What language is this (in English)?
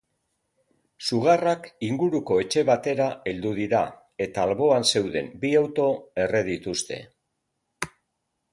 Basque